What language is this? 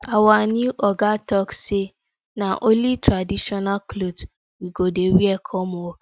Nigerian Pidgin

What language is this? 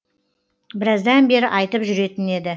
Kazakh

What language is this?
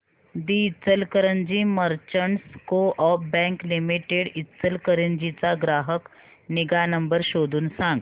Marathi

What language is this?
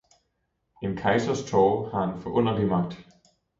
Danish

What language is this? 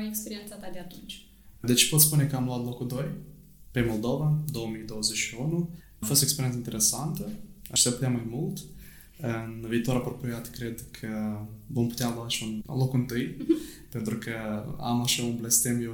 Romanian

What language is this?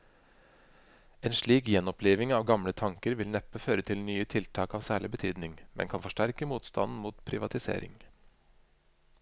Norwegian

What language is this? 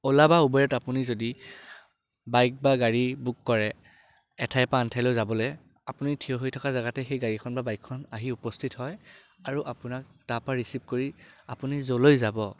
Assamese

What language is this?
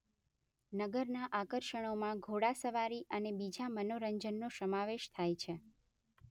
Gujarati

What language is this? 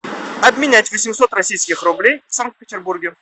Russian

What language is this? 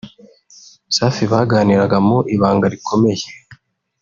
Kinyarwanda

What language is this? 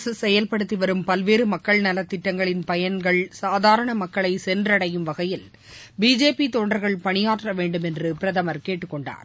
Tamil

